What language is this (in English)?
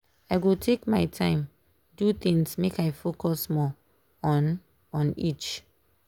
Nigerian Pidgin